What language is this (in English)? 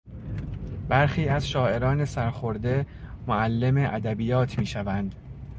Persian